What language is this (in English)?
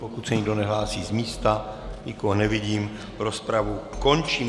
Czech